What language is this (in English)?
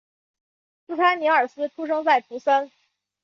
Chinese